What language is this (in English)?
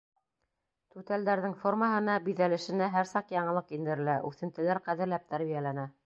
Bashkir